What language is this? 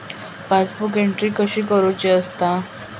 Marathi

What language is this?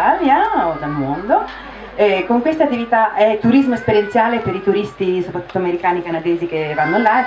Italian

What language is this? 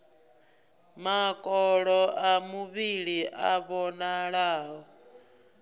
Venda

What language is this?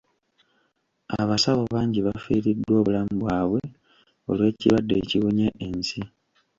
Ganda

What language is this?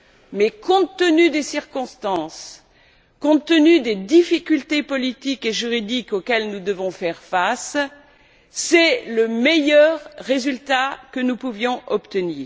French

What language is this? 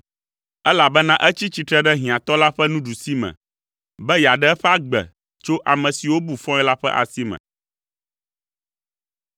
Ewe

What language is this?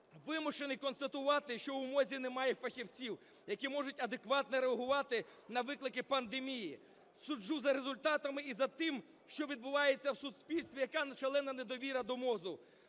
Ukrainian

